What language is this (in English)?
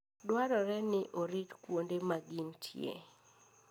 Luo (Kenya and Tanzania)